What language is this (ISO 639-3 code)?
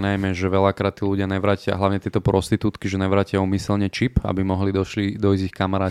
slk